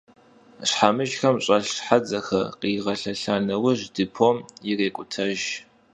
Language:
Kabardian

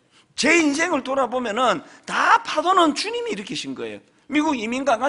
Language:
Korean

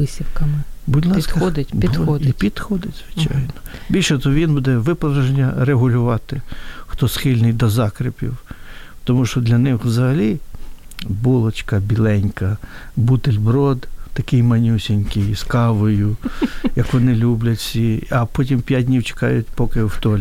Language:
Ukrainian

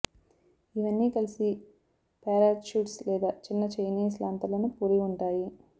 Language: Telugu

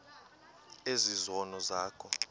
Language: Xhosa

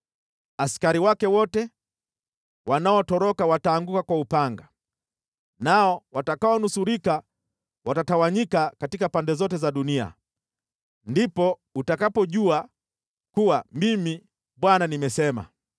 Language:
Swahili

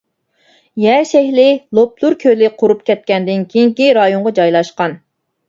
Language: Uyghur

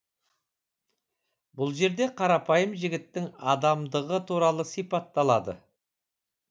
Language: Kazakh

